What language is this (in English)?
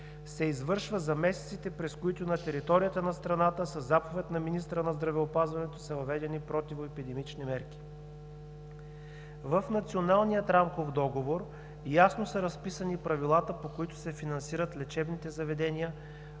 Bulgarian